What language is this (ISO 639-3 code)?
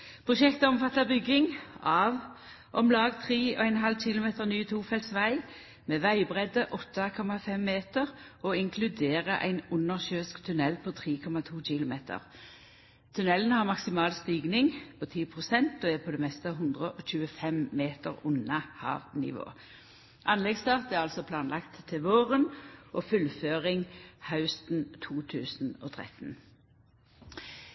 nno